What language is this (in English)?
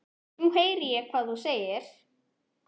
Icelandic